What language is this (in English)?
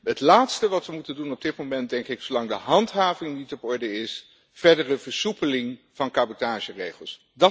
Dutch